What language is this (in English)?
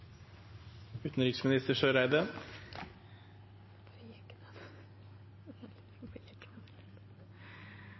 Norwegian Nynorsk